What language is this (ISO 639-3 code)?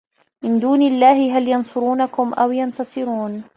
ara